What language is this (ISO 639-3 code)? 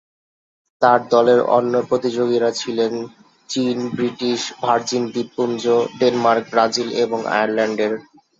ben